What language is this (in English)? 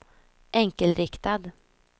Swedish